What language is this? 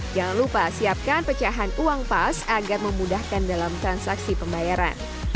Indonesian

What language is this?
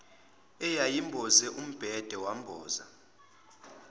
Zulu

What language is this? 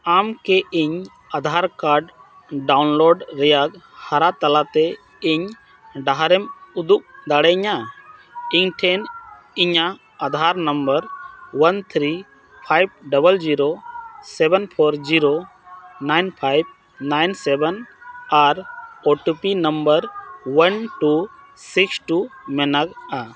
Santali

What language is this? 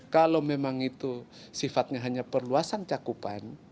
Indonesian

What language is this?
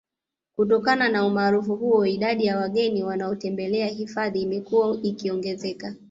Swahili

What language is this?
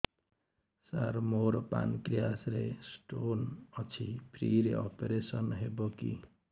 Odia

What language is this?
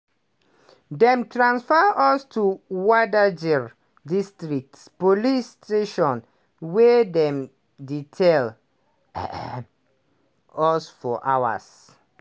Nigerian Pidgin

